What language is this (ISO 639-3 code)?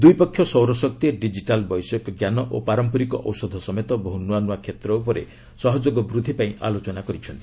ori